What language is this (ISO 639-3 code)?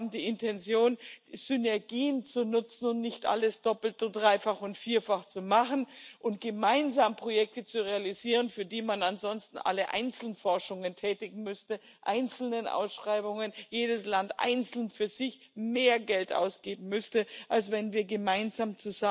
deu